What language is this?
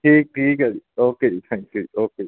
Punjabi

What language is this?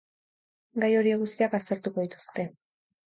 Basque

